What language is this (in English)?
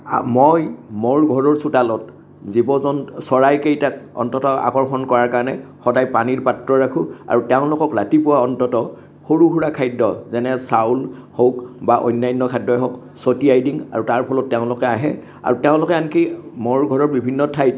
Assamese